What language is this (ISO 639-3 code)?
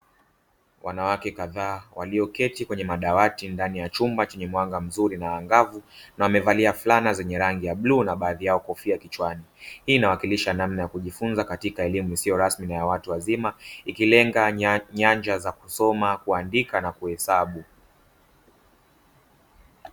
swa